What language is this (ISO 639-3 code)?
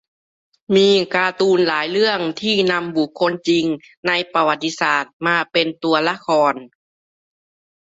tha